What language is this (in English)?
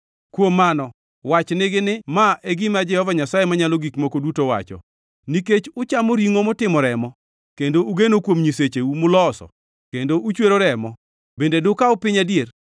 Luo (Kenya and Tanzania)